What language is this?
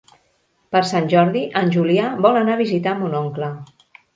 Catalan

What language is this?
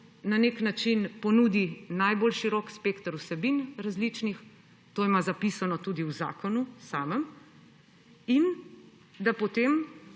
Slovenian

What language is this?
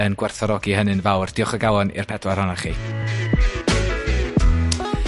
Welsh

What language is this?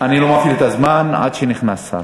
Hebrew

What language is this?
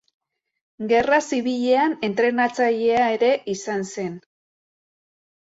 Basque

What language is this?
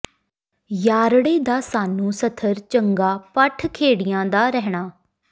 Punjabi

